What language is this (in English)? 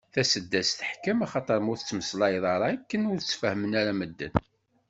Kabyle